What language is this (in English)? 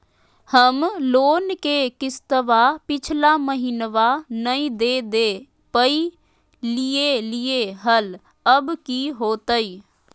Magahi